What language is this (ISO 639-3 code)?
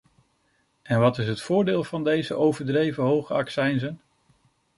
nld